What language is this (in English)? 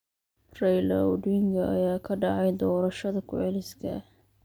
Somali